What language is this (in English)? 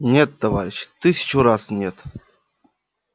Russian